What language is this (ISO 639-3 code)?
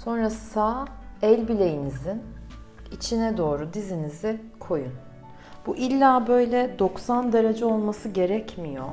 tur